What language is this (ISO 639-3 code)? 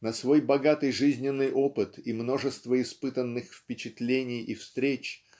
rus